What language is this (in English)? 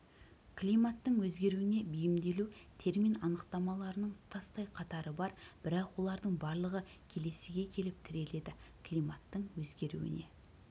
Kazakh